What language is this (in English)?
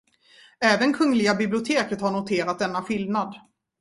Swedish